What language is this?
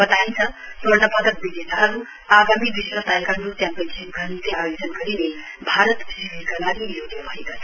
Nepali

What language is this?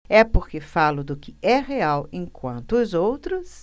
Portuguese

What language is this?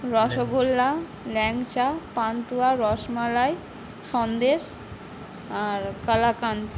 Bangla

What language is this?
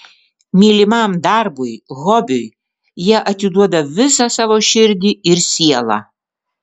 Lithuanian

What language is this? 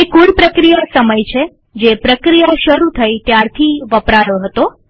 Gujarati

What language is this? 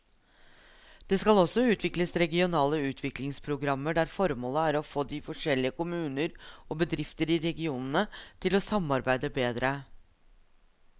Norwegian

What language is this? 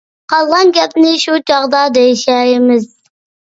Uyghur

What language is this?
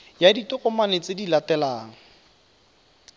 Tswana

